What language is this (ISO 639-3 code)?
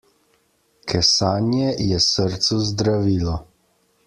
slv